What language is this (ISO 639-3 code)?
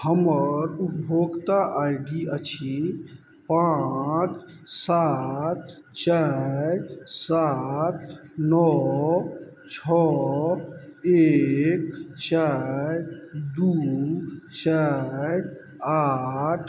mai